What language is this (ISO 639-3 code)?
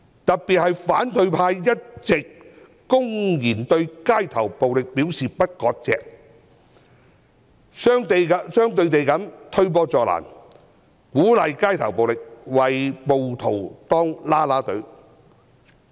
yue